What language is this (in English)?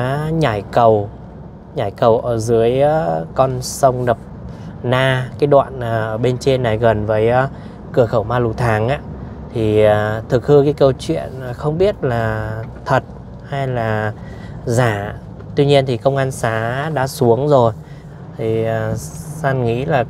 Vietnamese